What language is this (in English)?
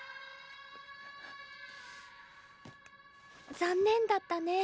Japanese